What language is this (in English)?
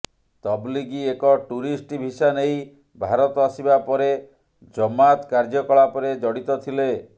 Odia